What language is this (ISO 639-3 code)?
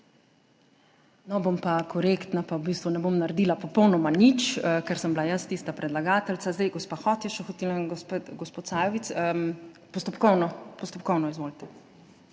slv